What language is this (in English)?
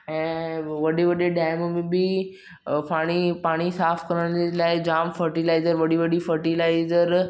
Sindhi